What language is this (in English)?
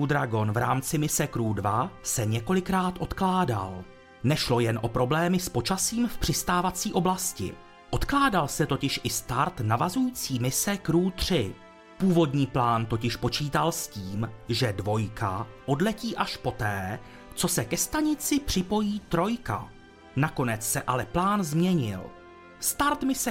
Czech